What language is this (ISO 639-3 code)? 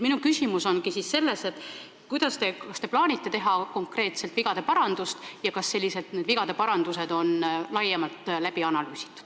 est